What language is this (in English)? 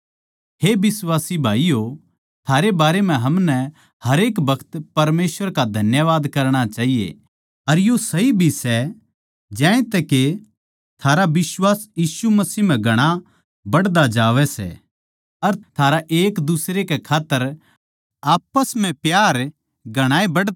Haryanvi